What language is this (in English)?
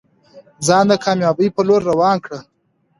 Pashto